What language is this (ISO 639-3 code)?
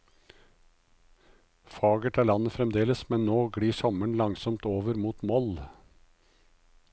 nor